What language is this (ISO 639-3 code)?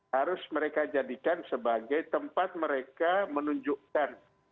ind